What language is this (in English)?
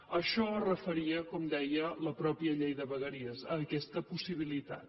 Catalan